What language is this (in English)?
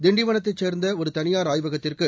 Tamil